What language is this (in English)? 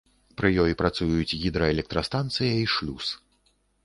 Belarusian